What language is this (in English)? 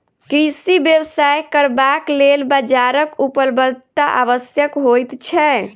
Maithili